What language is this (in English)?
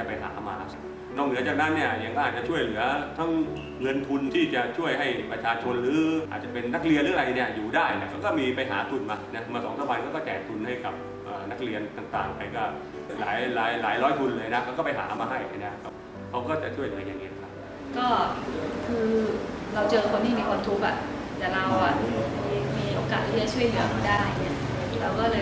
Thai